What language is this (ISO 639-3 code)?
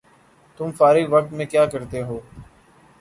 urd